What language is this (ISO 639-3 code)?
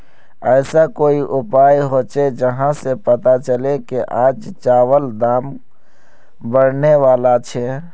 mag